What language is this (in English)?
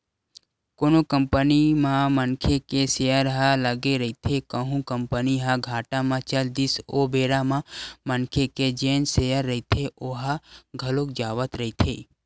Chhattisgarhi